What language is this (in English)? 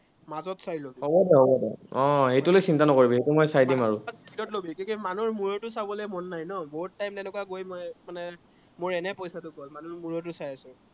Assamese